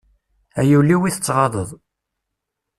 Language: Kabyle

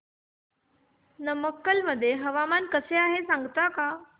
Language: Marathi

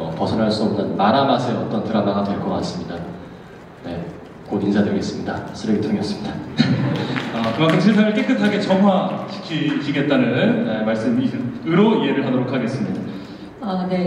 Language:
Korean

